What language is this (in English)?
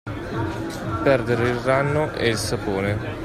Italian